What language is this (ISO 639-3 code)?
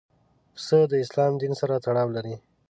pus